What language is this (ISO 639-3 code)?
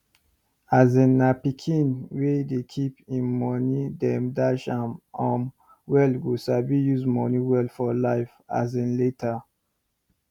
pcm